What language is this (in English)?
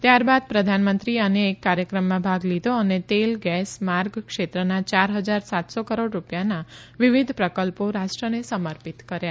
Gujarati